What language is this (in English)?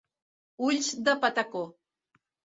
Catalan